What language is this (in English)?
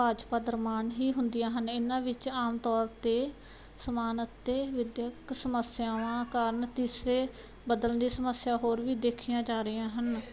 Punjabi